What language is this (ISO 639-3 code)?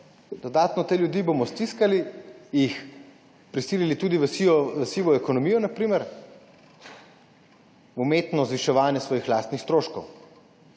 slv